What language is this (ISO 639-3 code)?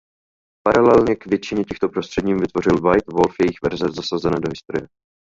ces